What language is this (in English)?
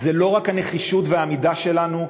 Hebrew